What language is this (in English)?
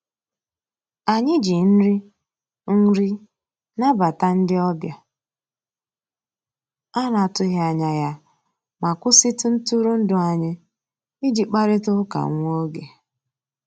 Igbo